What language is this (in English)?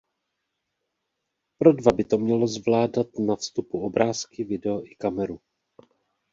Czech